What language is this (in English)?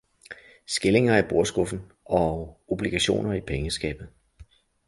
Danish